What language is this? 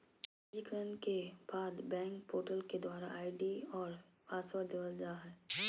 Magahi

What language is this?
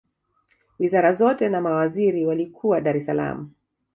Swahili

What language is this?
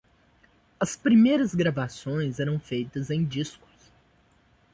Portuguese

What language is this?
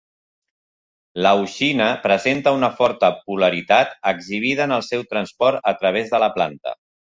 Catalan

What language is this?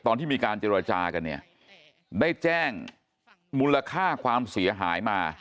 Thai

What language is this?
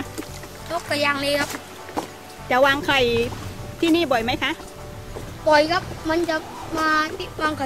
Thai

